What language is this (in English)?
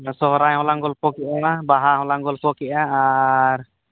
Santali